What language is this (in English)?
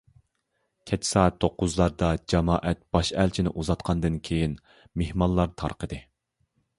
Uyghur